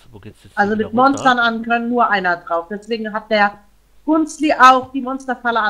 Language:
German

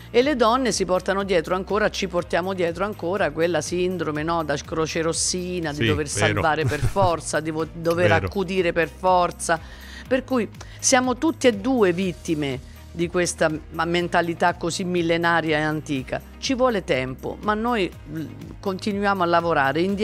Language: Italian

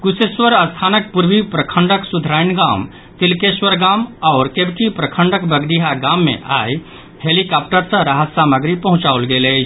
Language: Maithili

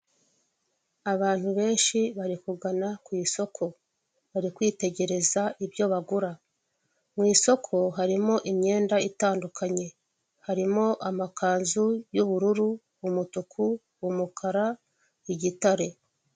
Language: Kinyarwanda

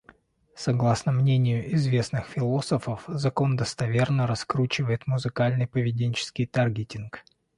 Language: Russian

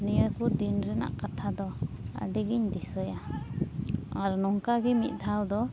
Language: Santali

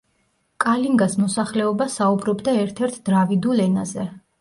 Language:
Georgian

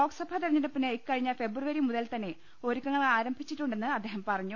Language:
Malayalam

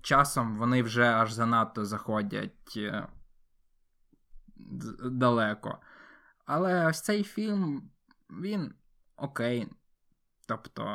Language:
Ukrainian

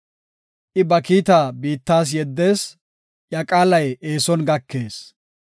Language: Gofa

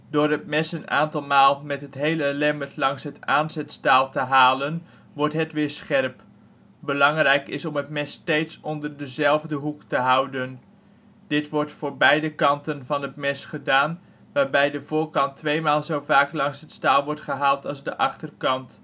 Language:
Dutch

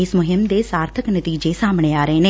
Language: Punjabi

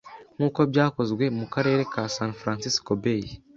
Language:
Kinyarwanda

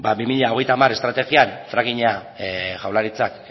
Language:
Basque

